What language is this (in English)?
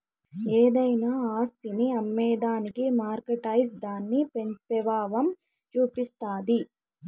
Telugu